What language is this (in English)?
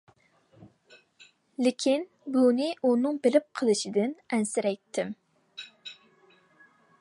Uyghur